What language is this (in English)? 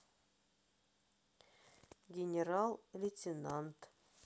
Russian